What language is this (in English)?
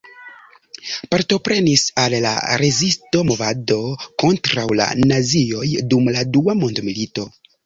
Esperanto